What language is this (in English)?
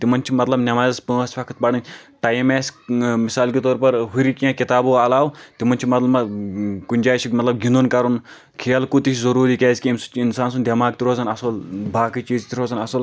Kashmiri